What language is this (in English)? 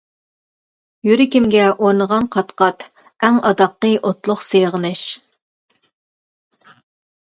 Uyghur